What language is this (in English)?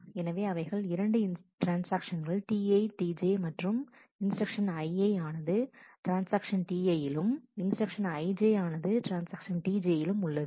Tamil